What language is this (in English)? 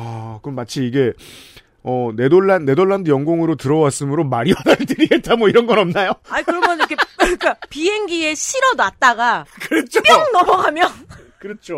Korean